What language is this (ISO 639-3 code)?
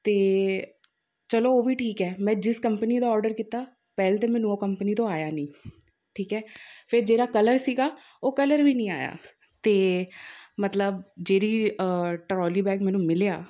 pan